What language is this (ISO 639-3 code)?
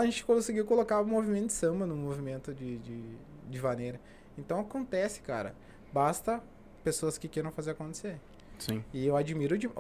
por